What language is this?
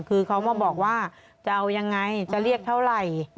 Thai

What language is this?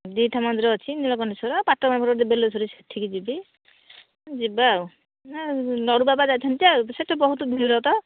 Odia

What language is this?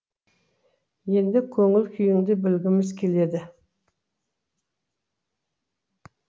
Kazakh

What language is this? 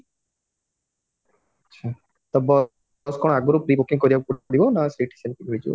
Odia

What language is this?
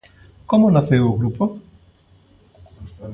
Galician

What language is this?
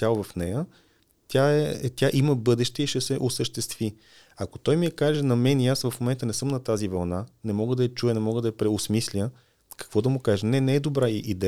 Bulgarian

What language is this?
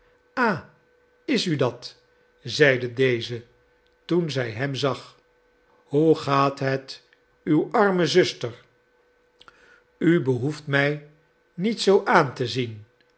Dutch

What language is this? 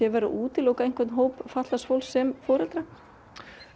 Icelandic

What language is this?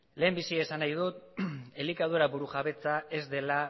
Basque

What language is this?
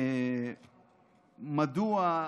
Hebrew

